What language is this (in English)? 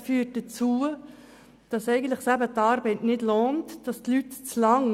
Swiss German